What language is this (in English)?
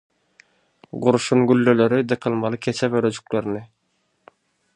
Turkmen